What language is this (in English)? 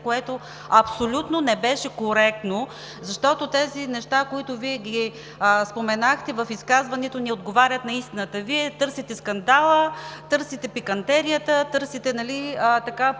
Bulgarian